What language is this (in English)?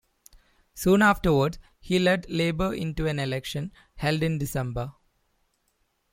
English